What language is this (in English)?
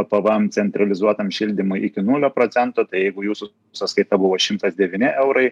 Lithuanian